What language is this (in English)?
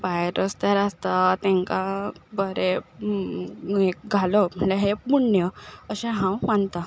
Konkani